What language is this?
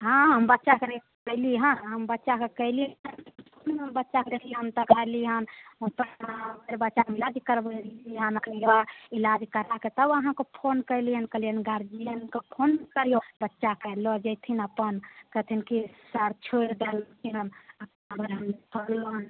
Maithili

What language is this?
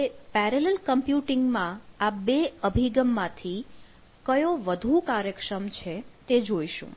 Gujarati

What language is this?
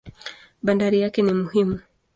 Swahili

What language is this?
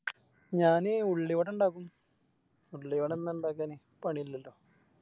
Malayalam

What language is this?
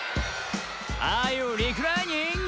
Japanese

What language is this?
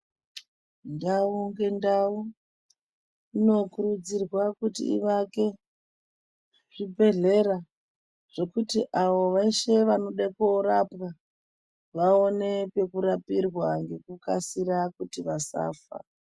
Ndau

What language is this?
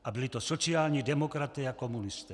Czech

